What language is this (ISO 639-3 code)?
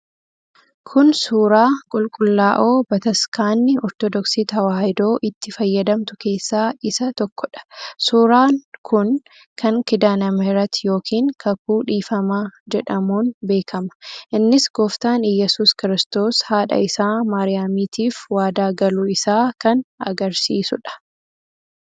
orm